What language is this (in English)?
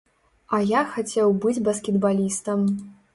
Belarusian